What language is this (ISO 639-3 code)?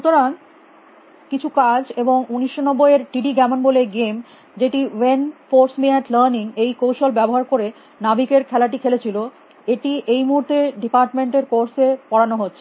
ben